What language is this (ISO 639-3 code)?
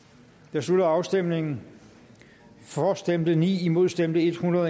dan